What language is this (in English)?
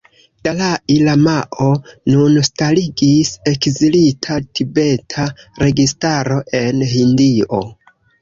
Esperanto